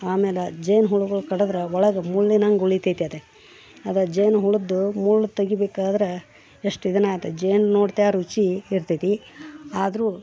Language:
Kannada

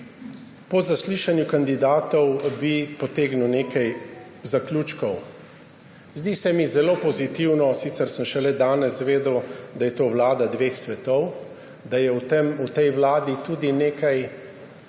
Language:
Slovenian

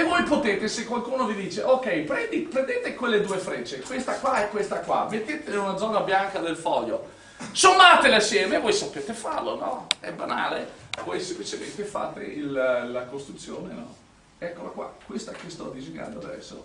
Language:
Italian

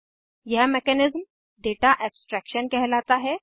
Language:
Hindi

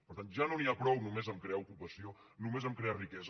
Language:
Catalan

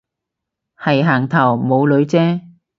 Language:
Cantonese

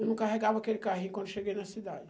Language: Portuguese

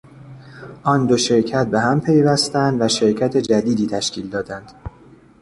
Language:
Persian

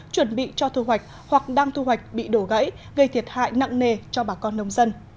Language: Vietnamese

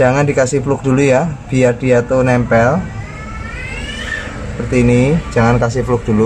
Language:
Indonesian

